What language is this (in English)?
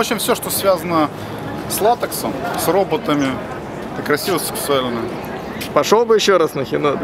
Russian